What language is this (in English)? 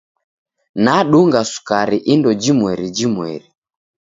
Taita